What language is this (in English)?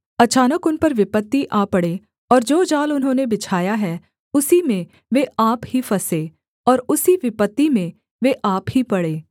Hindi